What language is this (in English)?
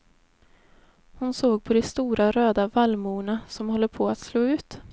Swedish